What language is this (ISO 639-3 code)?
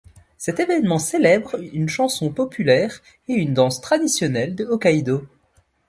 fra